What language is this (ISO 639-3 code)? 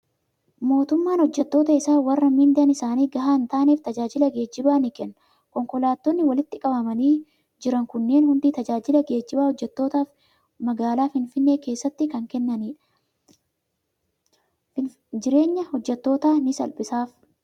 orm